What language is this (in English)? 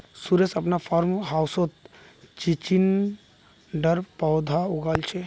Magahi